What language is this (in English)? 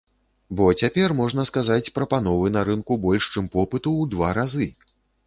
Belarusian